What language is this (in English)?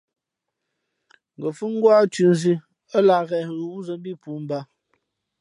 Fe'fe'